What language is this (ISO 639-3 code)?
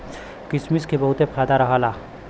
bho